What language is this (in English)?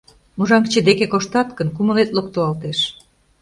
Mari